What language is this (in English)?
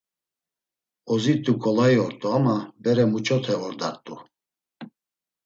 Laz